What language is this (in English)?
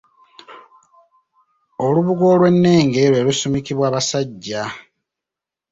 Ganda